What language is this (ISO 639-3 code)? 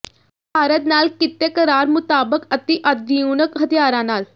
pan